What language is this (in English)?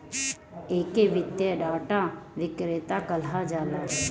Bhojpuri